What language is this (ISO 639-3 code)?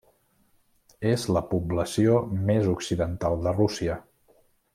cat